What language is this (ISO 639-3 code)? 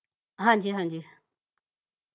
pan